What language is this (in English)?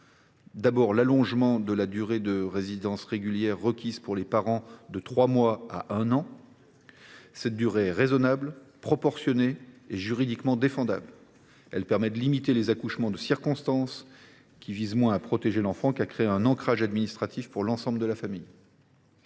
French